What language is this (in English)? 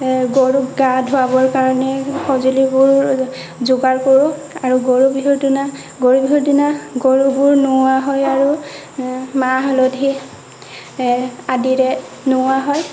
Assamese